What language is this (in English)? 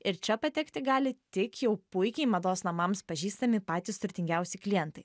Lithuanian